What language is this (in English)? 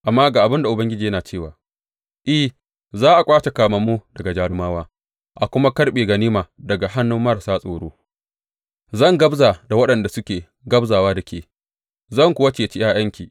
Hausa